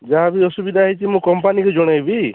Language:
Odia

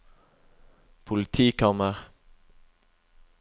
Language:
Norwegian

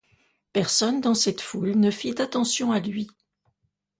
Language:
French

